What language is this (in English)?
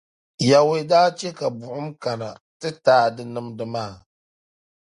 Dagbani